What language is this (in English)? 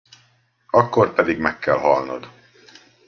Hungarian